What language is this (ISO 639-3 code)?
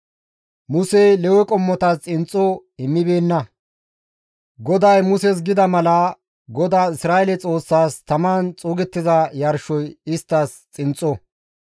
gmv